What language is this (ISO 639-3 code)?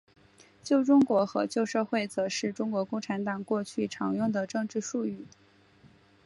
zho